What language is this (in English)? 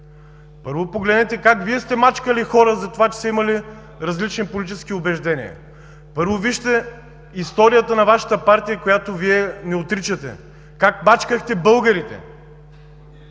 Bulgarian